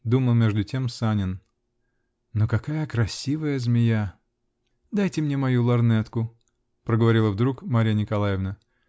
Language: Russian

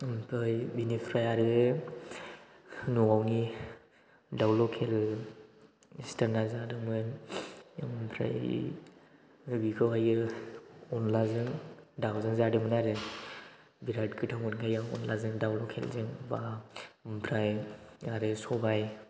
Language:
Bodo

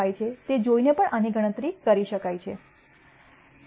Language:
Gujarati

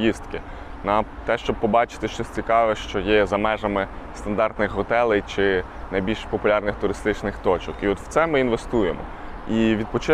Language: Ukrainian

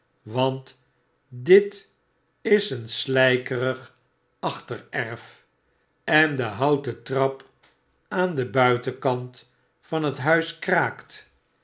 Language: Dutch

